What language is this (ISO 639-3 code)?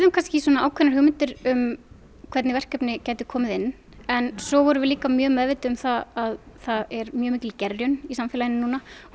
isl